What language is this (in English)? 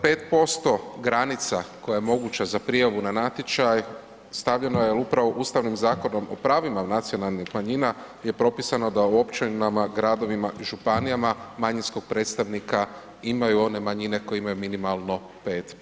Croatian